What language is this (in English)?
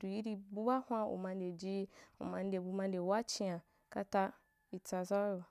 Wapan